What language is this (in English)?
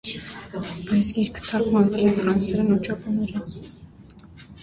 Armenian